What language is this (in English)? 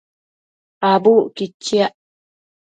Matsés